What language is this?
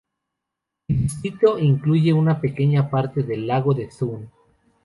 Spanish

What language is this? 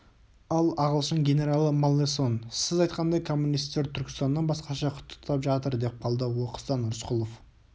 Kazakh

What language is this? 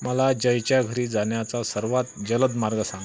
Marathi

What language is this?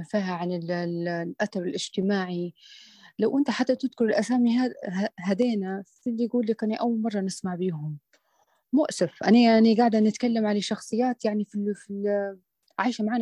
Arabic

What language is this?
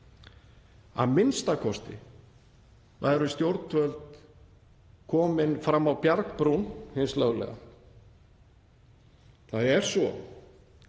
Icelandic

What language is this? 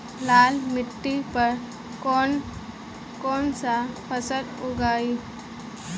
Bhojpuri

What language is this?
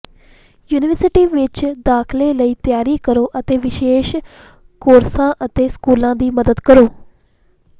Punjabi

